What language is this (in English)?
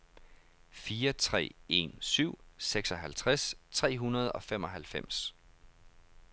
Danish